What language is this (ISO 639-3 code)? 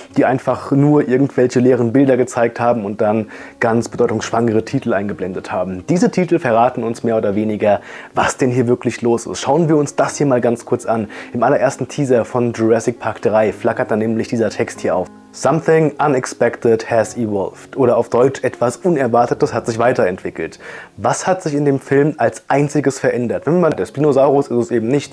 deu